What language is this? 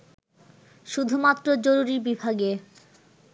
Bangla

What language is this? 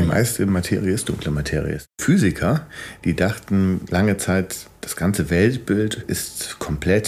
German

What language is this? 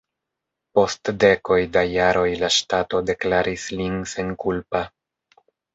Esperanto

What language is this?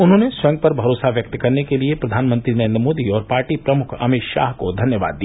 Hindi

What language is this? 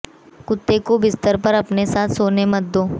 Hindi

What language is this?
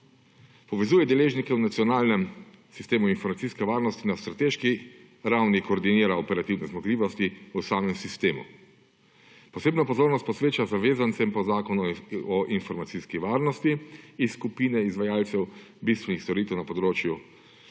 Slovenian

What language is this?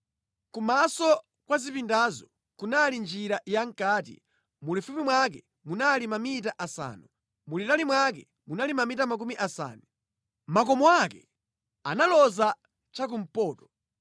Nyanja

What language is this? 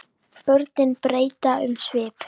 Icelandic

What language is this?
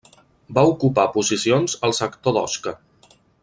Catalan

